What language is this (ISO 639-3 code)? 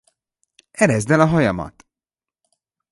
hun